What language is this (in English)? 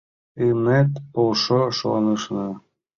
Mari